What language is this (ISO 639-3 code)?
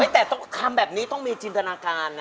tha